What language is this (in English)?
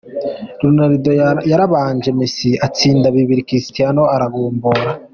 Kinyarwanda